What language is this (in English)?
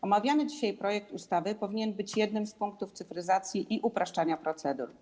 Polish